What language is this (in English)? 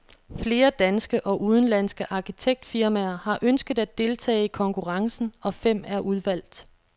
Danish